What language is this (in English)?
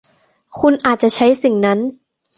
Thai